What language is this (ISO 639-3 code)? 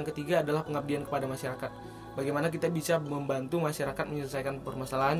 ind